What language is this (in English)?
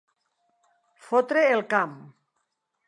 Catalan